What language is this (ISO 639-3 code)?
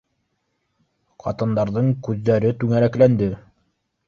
bak